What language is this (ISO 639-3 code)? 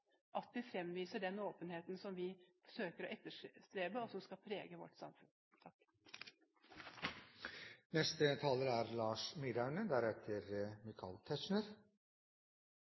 nob